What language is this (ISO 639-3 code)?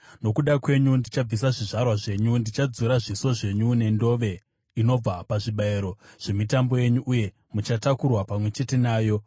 sna